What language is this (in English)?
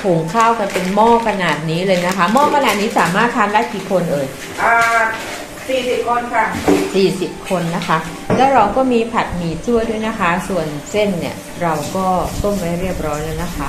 Thai